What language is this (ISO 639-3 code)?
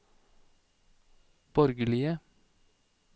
nor